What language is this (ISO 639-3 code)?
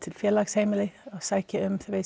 isl